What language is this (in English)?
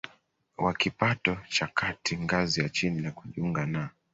Swahili